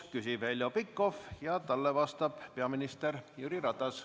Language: Estonian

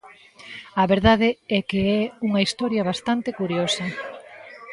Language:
Galician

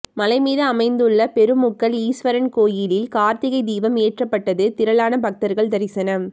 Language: Tamil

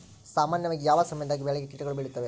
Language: Kannada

